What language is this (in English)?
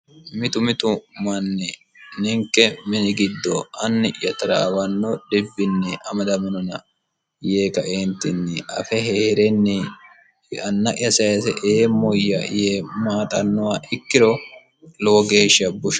Sidamo